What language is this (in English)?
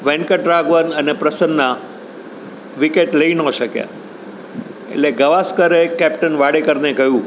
Gujarati